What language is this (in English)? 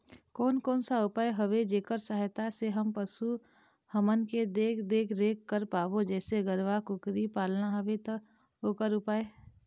Chhattisgarhi